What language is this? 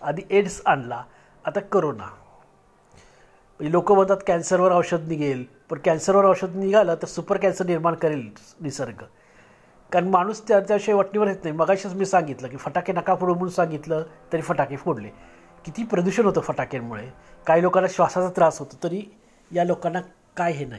Marathi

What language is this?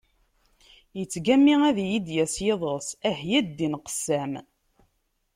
Kabyle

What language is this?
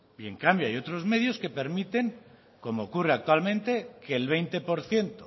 Spanish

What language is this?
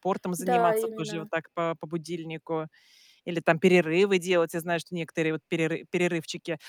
Russian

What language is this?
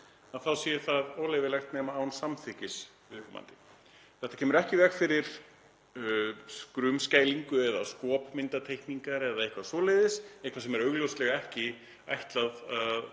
Icelandic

